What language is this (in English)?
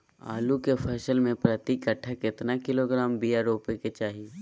Magahi